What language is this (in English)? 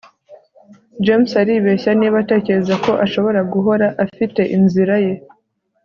Kinyarwanda